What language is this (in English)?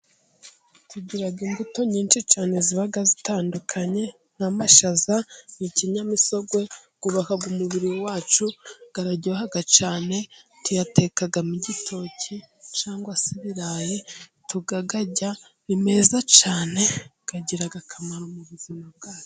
Kinyarwanda